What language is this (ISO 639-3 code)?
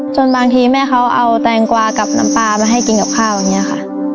tha